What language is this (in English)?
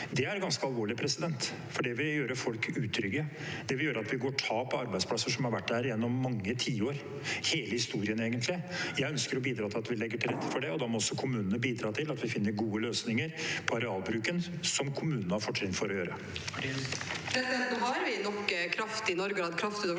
Norwegian